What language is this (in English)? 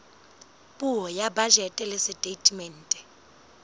Southern Sotho